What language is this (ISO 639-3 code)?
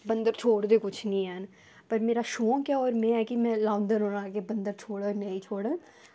doi